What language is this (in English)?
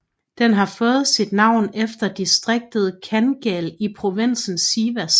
Danish